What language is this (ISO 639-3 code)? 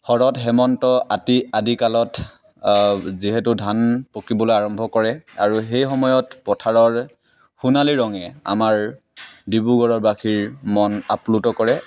asm